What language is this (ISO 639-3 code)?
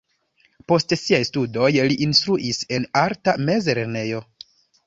epo